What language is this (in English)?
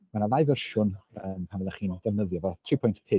Welsh